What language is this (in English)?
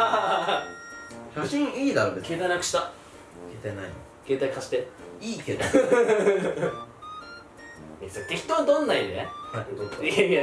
Japanese